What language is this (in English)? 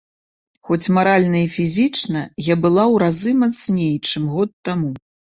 Belarusian